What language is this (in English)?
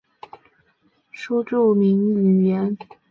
Chinese